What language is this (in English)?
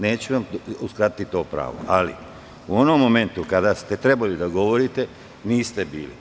Serbian